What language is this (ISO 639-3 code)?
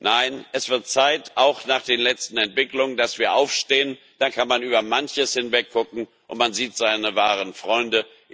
deu